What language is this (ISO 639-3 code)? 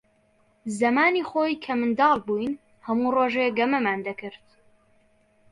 ckb